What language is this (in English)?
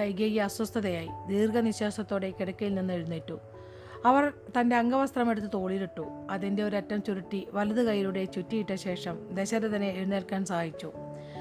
Malayalam